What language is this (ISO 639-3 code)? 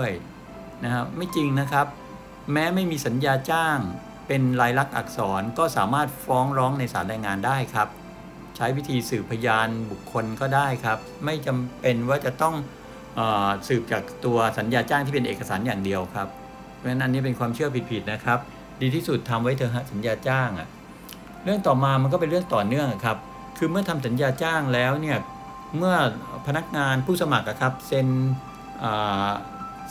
tha